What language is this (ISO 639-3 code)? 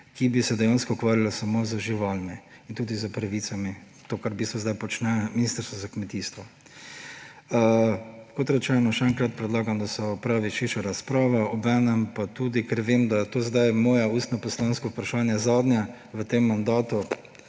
slv